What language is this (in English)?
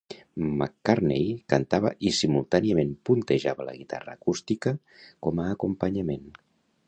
Catalan